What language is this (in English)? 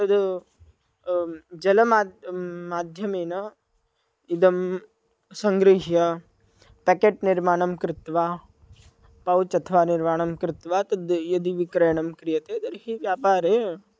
Sanskrit